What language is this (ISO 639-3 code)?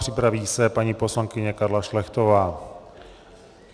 ces